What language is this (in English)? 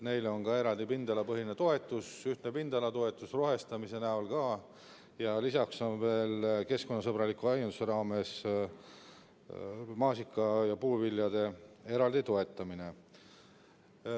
Estonian